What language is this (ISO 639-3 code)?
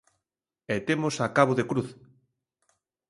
glg